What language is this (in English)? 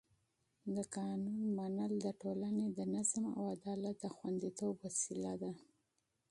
Pashto